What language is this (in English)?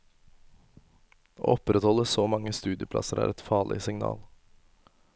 Norwegian